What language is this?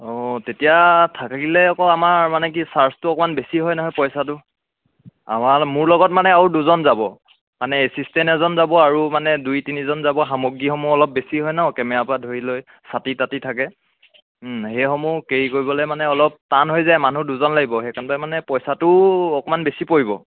Assamese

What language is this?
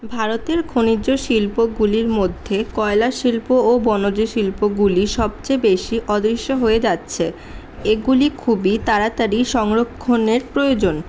Bangla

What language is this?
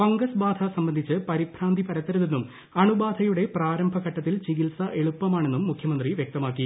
Malayalam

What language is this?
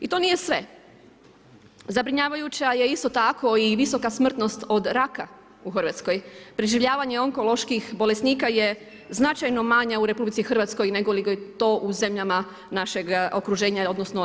Croatian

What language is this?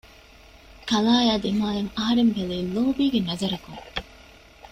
Divehi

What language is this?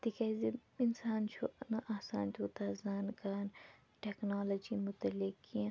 Kashmiri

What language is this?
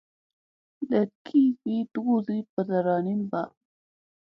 Musey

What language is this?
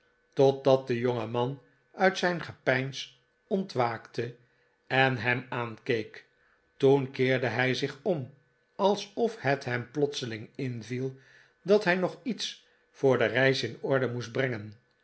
Dutch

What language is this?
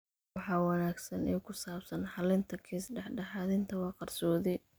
Somali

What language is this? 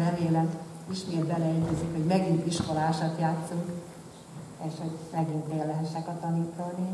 Hungarian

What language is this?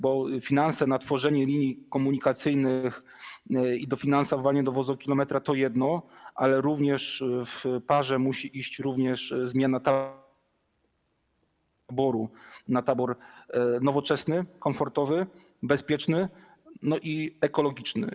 Polish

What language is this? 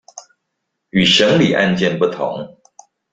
Chinese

